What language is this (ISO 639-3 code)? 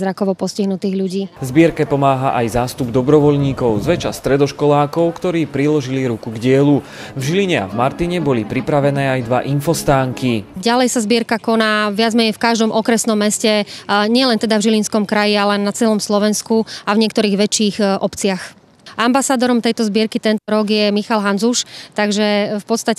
nld